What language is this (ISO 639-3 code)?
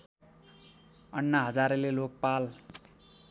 nep